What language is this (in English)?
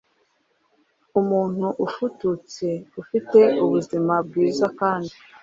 Kinyarwanda